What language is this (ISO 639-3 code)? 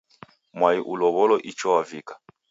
dav